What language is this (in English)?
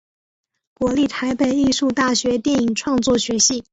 Chinese